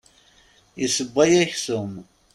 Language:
Kabyle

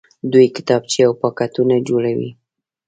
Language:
Pashto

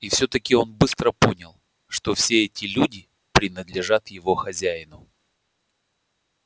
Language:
Russian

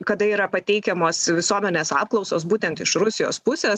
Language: Lithuanian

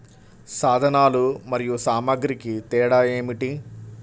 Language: Telugu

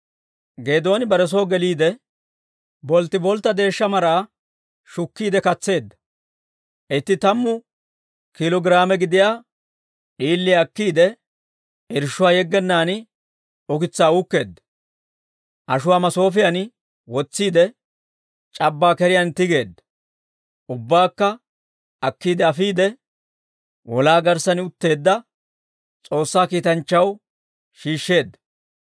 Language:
Dawro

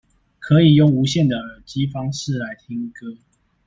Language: Chinese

